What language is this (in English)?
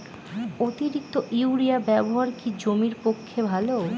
Bangla